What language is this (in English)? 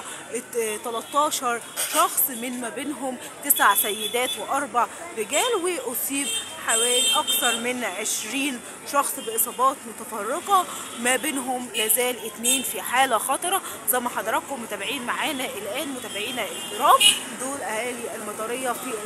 Arabic